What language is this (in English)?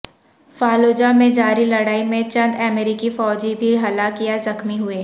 Urdu